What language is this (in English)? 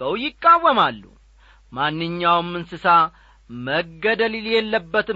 Amharic